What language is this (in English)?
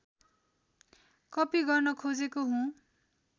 Nepali